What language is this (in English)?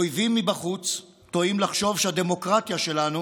Hebrew